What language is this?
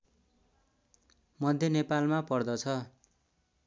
Nepali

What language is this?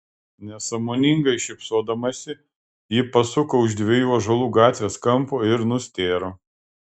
Lithuanian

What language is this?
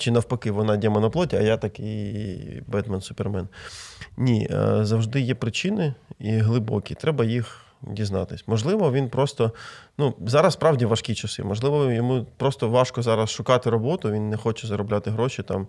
Ukrainian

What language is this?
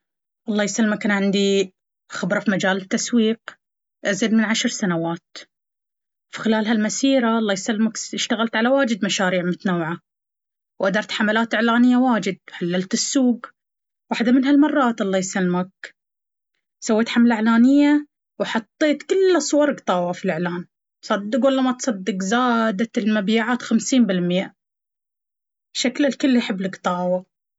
Baharna Arabic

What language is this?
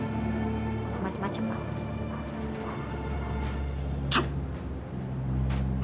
Indonesian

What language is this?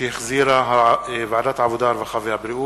Hebrew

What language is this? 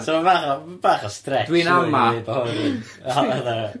Welsh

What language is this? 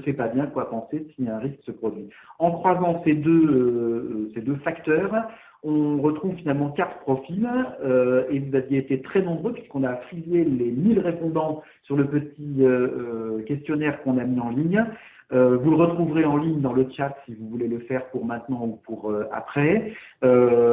French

